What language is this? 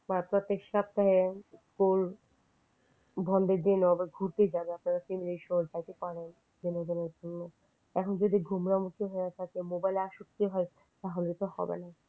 Bangla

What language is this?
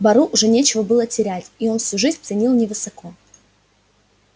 Russian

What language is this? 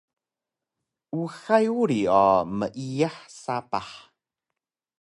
Taroko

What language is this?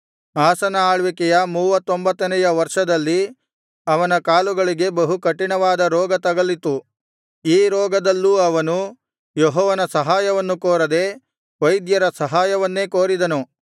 Kannada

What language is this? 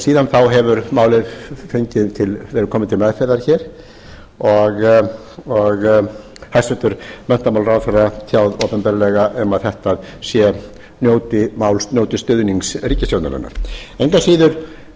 Icelandic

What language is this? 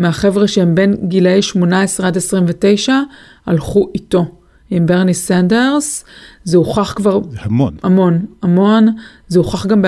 Hebrew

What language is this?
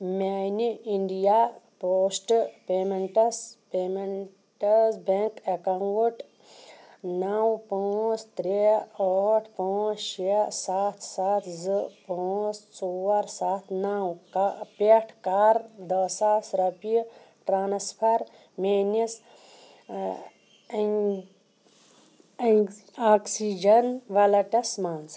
Kashmiri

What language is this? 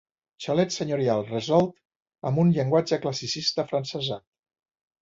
Catalan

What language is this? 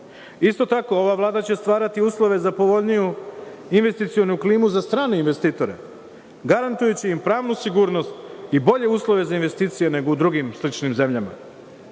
Serbian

